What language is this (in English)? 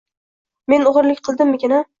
Uzbek